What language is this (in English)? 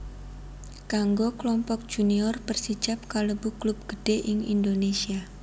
Javanese